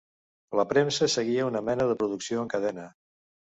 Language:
Catalan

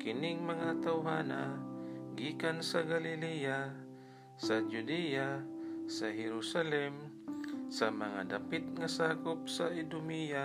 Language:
Filipino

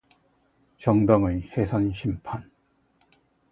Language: Korean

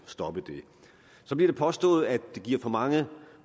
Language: Danish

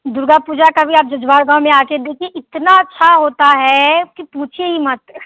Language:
Hindi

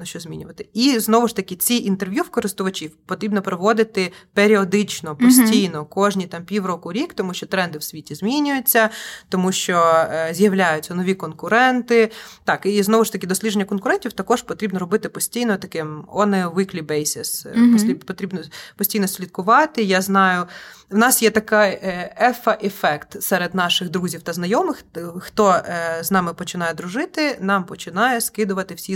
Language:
Ukrainian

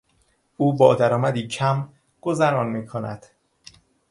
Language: Persian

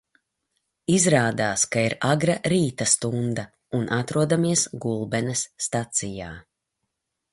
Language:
Latvian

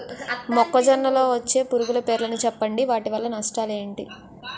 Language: Telugu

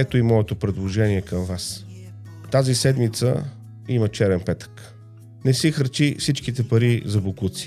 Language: Bulgarian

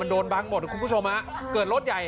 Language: Thai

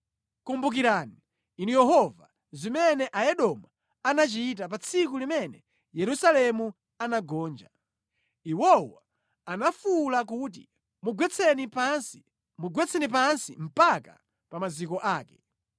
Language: Nyanja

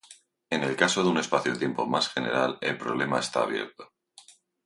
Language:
Spanish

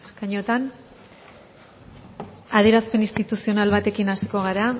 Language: Basque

